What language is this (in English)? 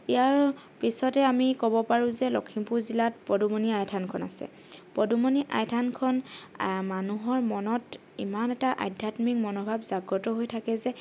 Assamese